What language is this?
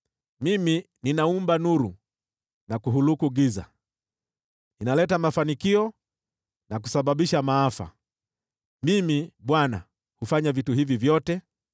Swahili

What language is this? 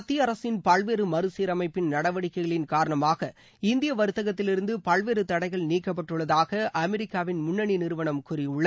Tamil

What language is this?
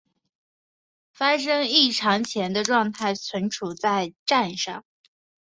Chinese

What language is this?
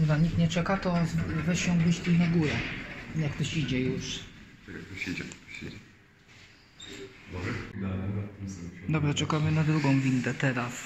Polish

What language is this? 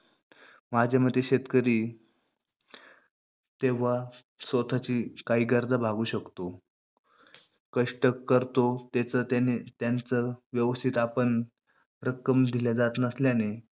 Marathi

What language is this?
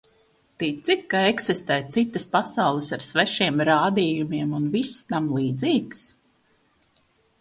Latvian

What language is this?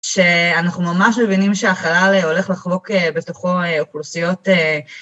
Hebrew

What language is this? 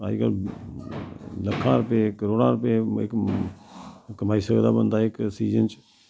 Dogri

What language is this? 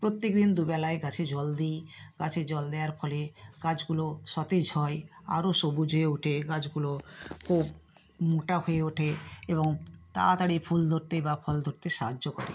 Bangla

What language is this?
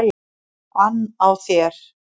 Icelandic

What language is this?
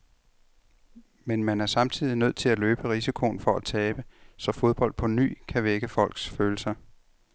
Danish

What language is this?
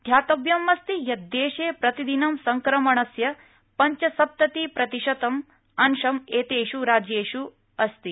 Sanskrit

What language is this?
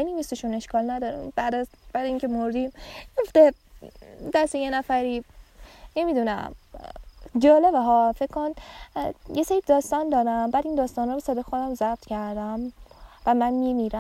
Persian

